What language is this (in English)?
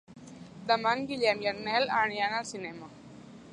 Catalan